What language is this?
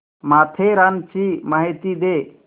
Marathi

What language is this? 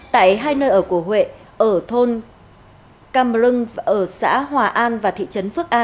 Vietnamese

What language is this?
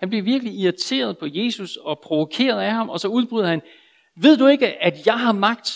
Danish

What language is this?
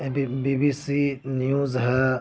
Urdu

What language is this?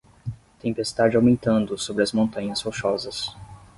Portuguese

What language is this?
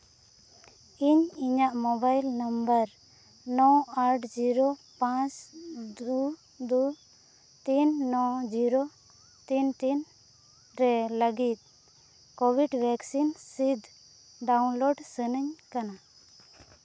Santali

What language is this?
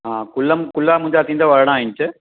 Sindhi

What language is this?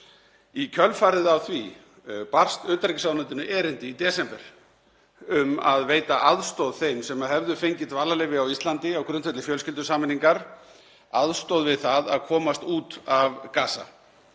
Icelandic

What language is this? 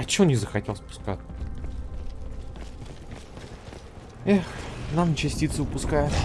Russian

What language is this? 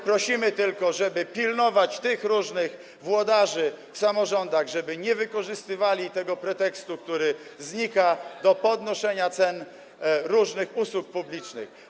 Polish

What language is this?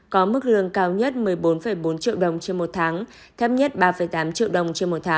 Vietnamese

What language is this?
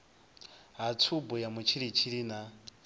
Venda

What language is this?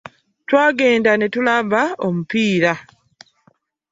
Ganda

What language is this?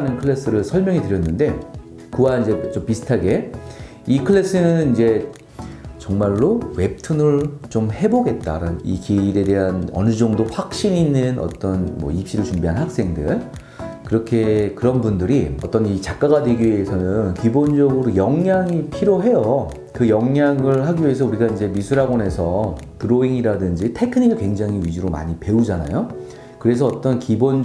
Korean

